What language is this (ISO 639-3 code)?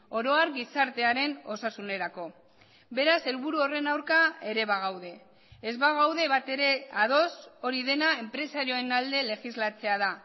eus